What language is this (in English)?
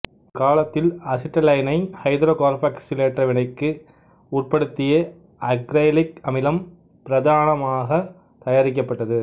Tamil